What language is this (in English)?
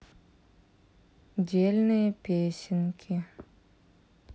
Russian